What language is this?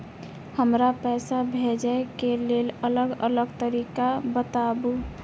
Maithili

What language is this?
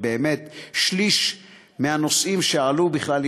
Hebrew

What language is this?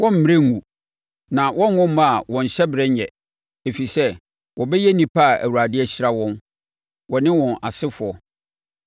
Akan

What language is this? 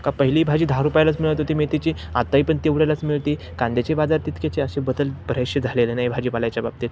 Marathi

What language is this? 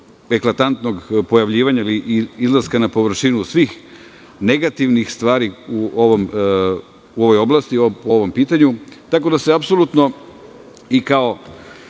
Serbian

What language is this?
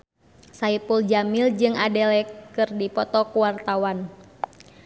Sundanese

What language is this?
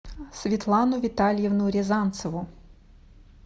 Russian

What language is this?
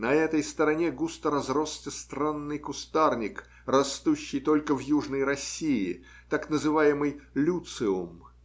Russian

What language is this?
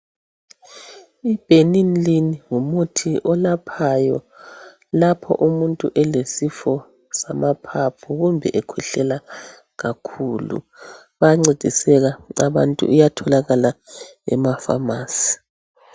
North Ndebele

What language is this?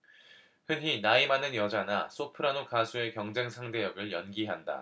Korean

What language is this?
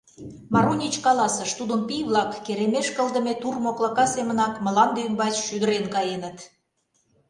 Mari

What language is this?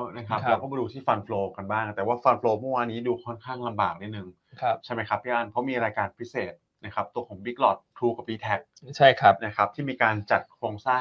Thai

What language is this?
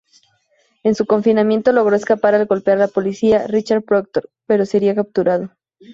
Spanish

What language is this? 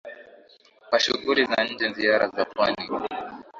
Swahili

